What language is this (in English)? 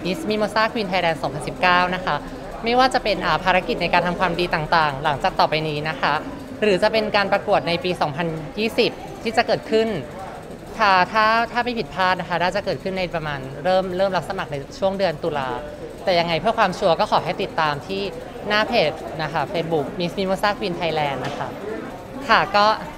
Thai